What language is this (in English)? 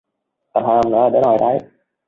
Vietnamese